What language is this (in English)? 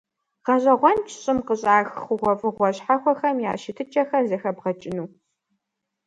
Kabardian